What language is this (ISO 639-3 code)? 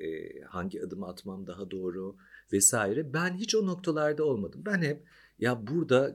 tur